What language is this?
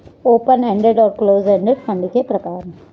Hindi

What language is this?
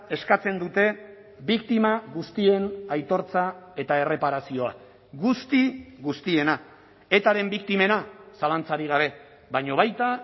Basque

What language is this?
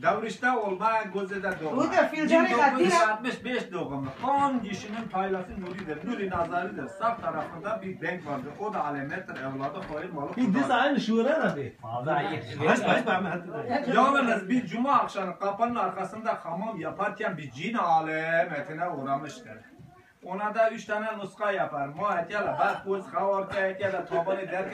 Russian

